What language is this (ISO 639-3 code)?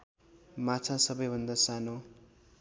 nep